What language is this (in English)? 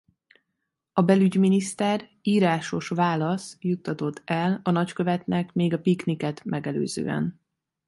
Hungarian